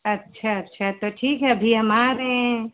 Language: Hindi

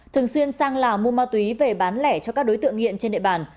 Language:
Vietnamese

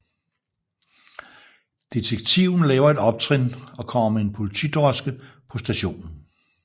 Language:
Danish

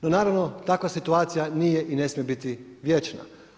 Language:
Croatian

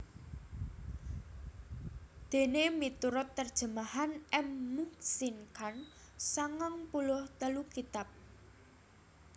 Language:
Javanese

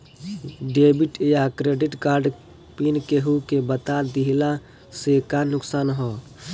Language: Bhojpuri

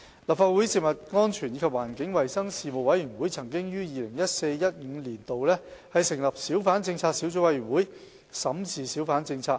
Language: Cantonese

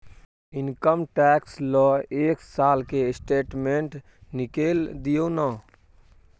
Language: Maithili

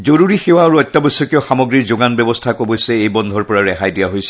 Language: Assamese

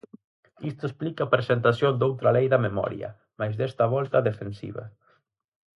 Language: Galician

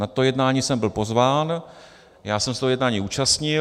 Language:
Czech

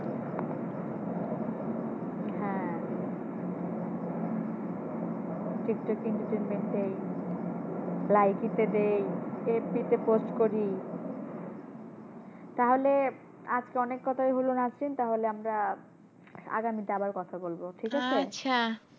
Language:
Bangla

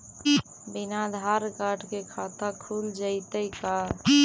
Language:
Magahi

